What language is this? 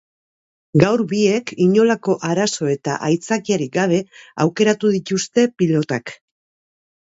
Basque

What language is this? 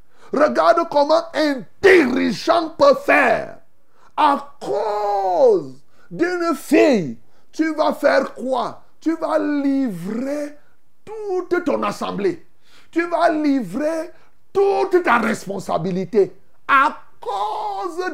French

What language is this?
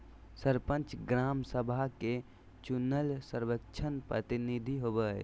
Magahi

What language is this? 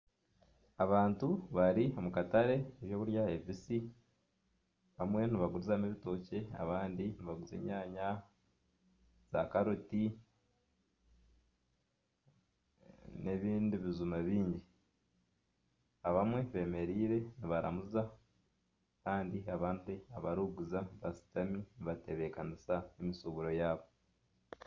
Nyankole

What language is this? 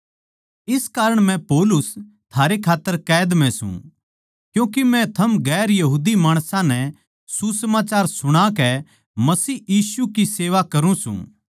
Haryanvi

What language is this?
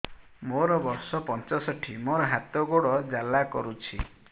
Odia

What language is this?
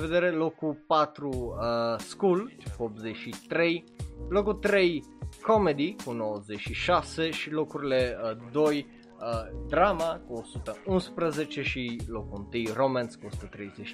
Romanian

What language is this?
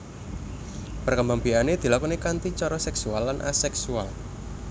Javanese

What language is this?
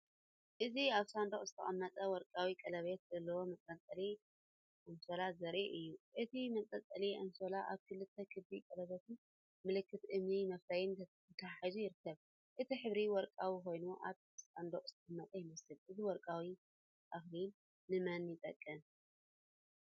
Tigrinya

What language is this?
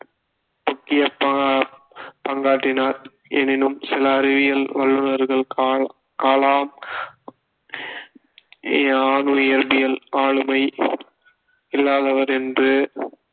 Tamil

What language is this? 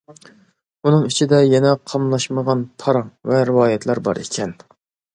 Uyghur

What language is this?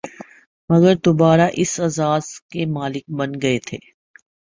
Urdu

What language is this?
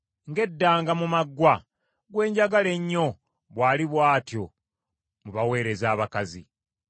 Ganda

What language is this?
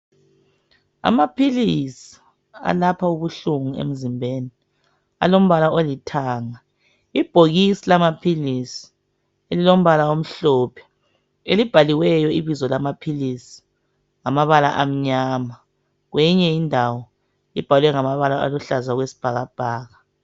North Ndebele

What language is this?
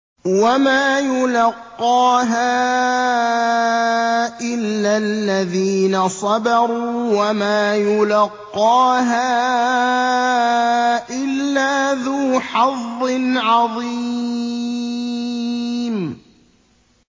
Arabic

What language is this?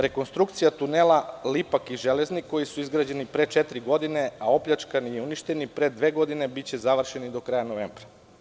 Serbian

